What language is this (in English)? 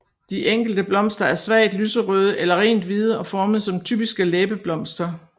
Danish